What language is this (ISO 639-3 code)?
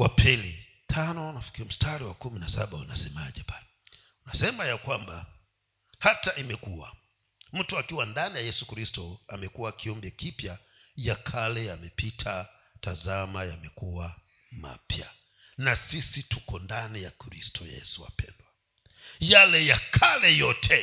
swa